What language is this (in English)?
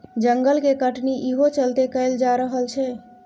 Maithili